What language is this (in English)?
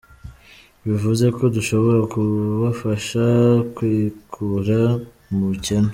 Kinyarwanda